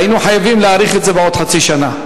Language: Hebrew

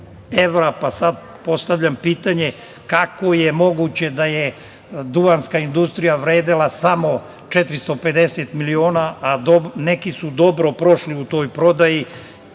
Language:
Serbian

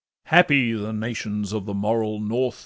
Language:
English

